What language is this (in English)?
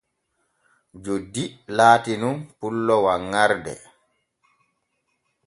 Borgu Fulfulde